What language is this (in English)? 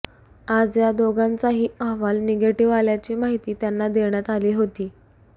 Marathi